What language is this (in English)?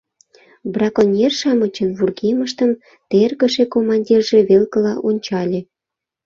Mari